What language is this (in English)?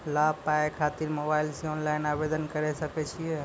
Maithili